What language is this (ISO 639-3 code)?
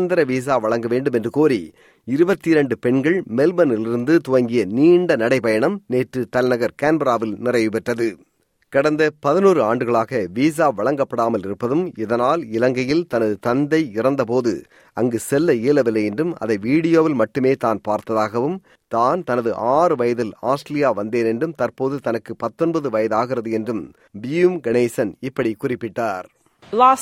tam